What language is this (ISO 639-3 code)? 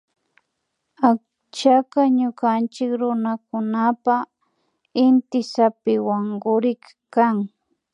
qvi